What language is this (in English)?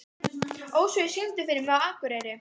Icelandic